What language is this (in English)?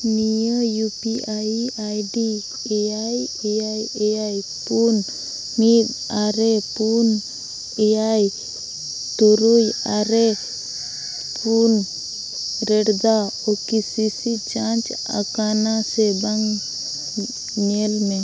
Santali